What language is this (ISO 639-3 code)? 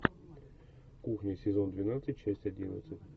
rus